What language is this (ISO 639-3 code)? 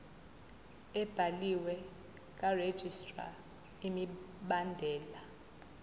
zul